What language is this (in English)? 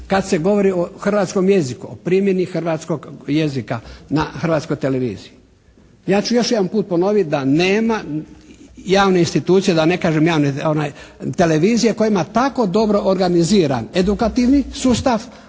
Croatian